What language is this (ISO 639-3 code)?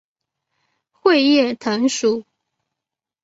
zho